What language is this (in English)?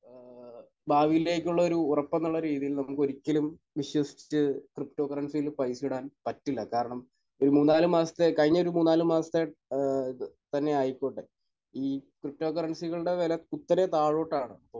Malayalam